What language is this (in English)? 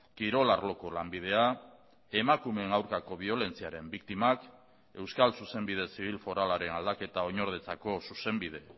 Basque